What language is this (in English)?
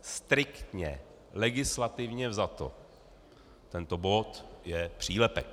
Czech